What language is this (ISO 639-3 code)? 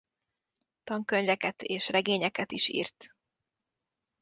hun